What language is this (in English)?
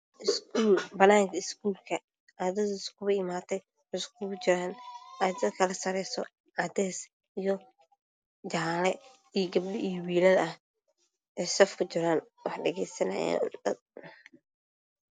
Somali